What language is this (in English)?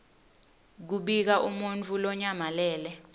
Swati